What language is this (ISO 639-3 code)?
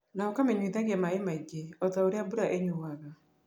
kik